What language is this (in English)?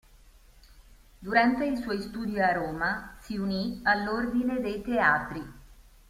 Italian